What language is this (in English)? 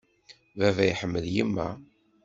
Kabyle